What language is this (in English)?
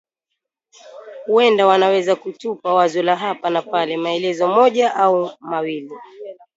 Swahili